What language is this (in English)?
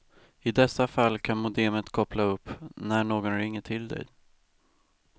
Swedish